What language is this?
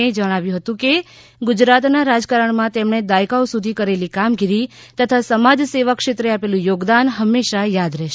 Gujarati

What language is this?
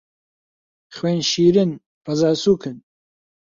Central Kurdish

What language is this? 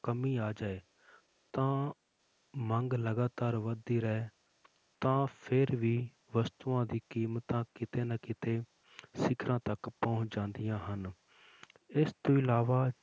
Punjabi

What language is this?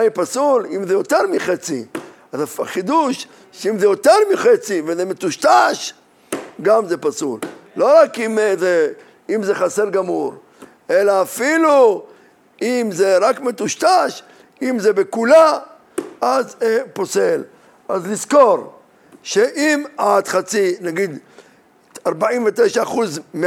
Hebrew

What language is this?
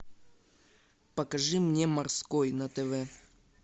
Russian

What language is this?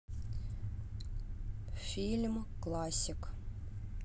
Russian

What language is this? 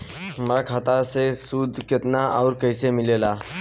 Bhojpuri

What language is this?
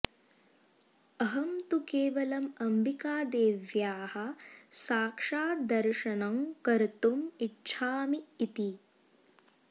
Sanskrit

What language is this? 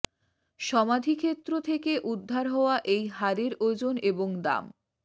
Bangla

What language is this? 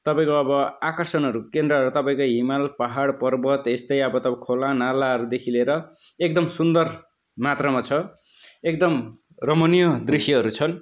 Nepali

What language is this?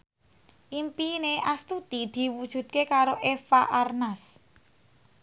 Javanese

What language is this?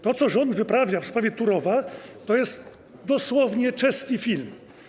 Polish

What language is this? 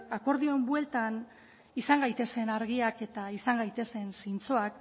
Basque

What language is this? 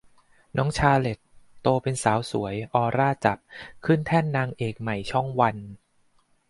Thai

